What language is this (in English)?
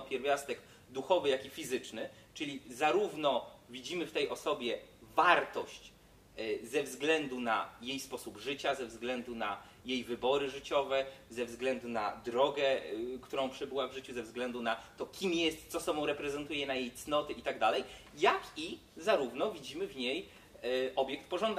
Polish